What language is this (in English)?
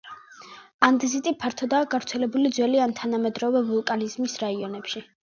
Georgian